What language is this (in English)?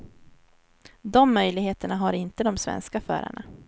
Swedish